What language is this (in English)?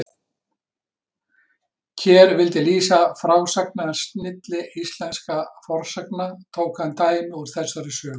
Icelandic